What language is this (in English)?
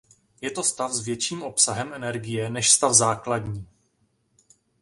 Czech